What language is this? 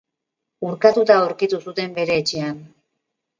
Basque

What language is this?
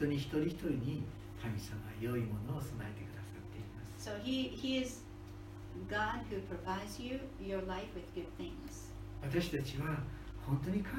Japanese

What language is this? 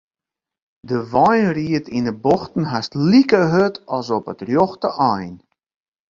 Western Frisian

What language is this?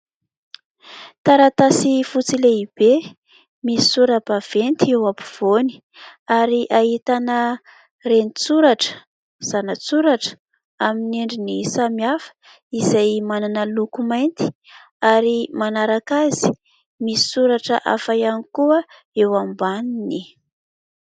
Malagasy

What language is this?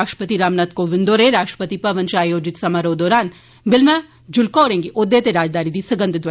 Dogri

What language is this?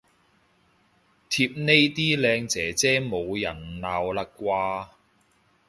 Cantonese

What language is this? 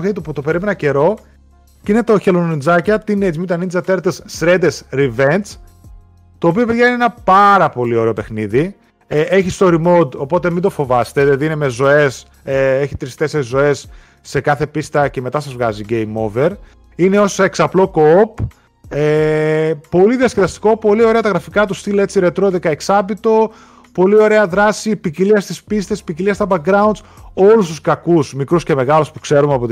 Greek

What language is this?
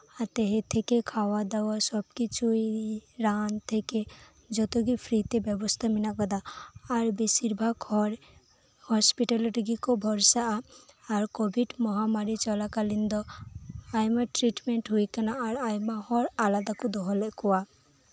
Santali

